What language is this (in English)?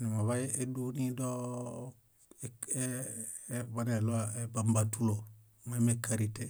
Bayot